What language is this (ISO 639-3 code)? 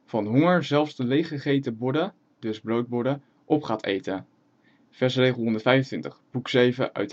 nld